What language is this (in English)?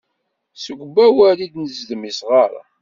Kabyle